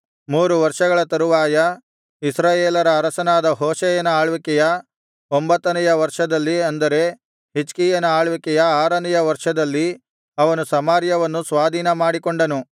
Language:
Kannada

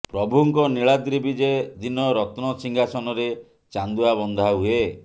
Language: Odia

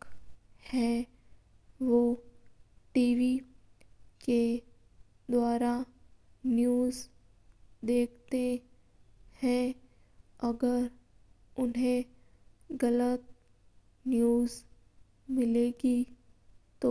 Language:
Mewari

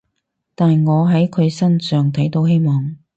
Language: Cantonese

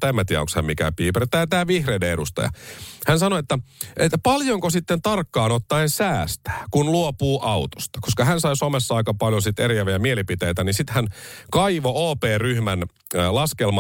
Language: Finnish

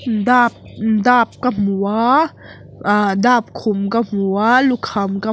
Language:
Mizo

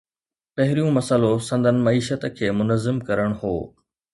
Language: Sindhi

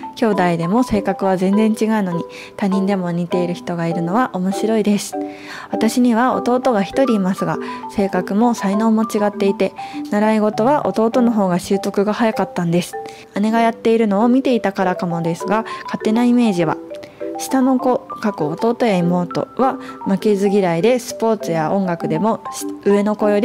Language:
Japanese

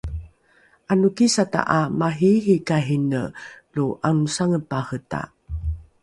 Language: Rukai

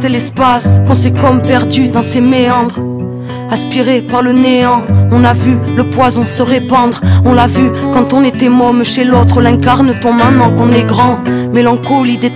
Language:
French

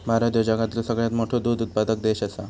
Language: Marathi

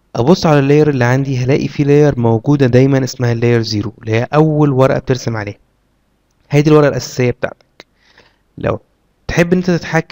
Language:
Arabic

